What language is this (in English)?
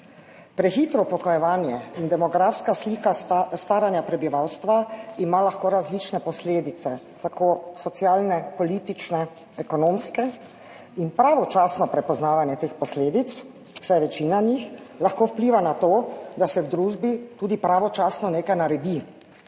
Slovenian